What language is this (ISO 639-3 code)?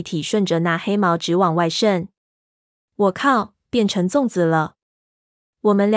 zho